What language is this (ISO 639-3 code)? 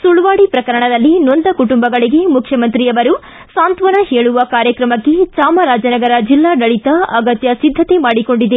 kan